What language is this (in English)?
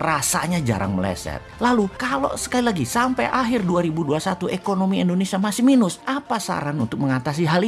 Indonesian